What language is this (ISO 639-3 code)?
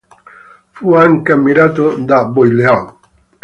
ita